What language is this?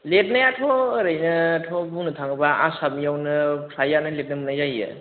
Bodo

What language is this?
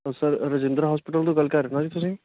Punjabi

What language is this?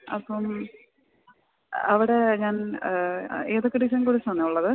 Malayalam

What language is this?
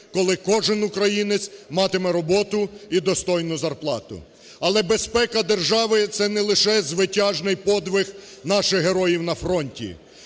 Ukrainian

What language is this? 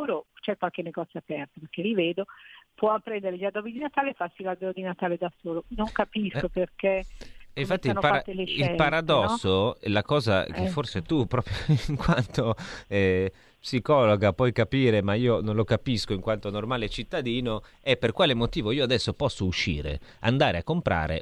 Italian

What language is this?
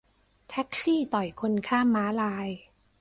Thai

